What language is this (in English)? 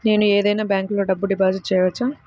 Telugu